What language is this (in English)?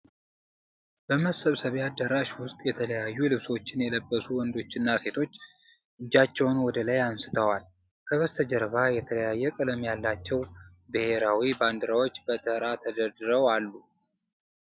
Amharic